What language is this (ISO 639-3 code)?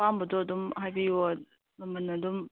mni